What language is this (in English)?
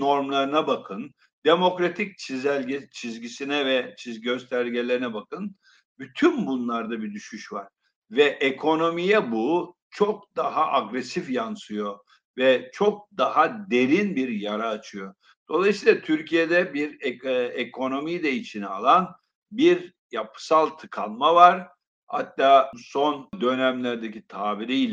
Turkish